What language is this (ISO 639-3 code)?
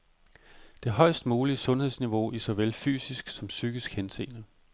dan